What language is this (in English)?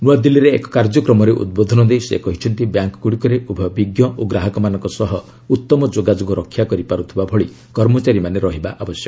Odia